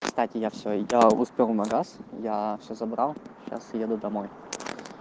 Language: Russian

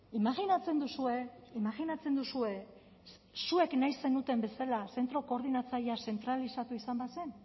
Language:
Basque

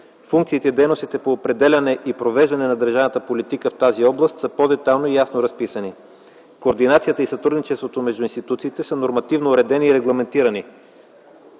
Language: Bulgarian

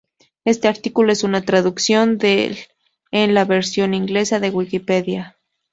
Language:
Spanish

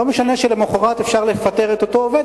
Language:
Hebrew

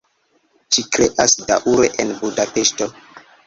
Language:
Esperanto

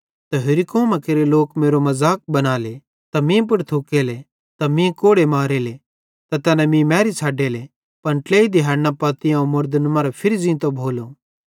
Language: Bhadrawahi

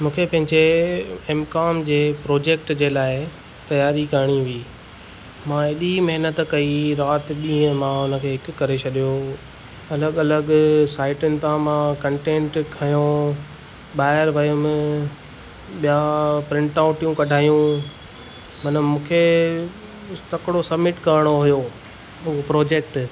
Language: Sindhi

